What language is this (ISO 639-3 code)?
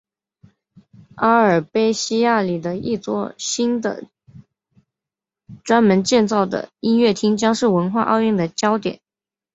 zho